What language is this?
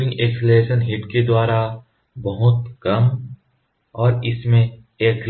Hindi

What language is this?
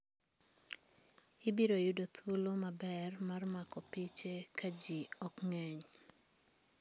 Luo (Kenya and Tanzania)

